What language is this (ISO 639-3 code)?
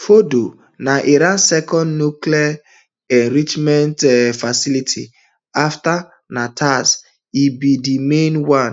pcm